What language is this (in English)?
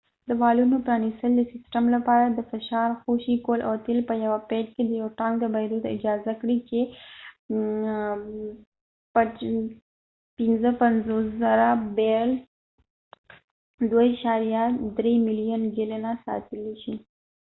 Pashto